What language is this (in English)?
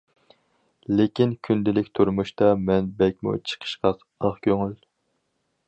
Uyghur